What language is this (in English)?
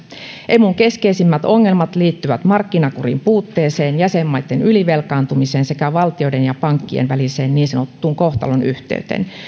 Finnish